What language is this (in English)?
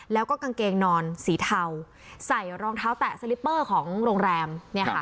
Thai